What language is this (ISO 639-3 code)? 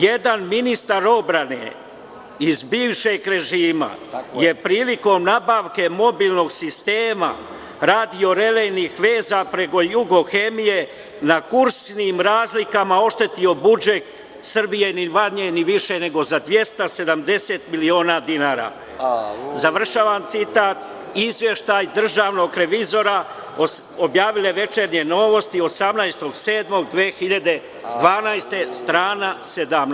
srp